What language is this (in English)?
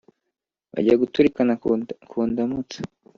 Kinyarwanda